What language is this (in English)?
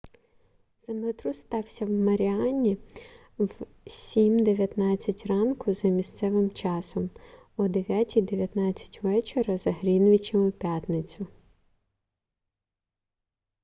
Ukrainian